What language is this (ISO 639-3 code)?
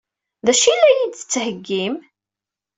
kab